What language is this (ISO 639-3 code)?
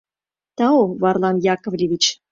chm